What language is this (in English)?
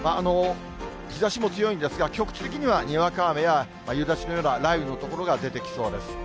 Japanese